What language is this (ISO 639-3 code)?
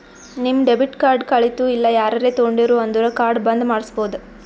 kan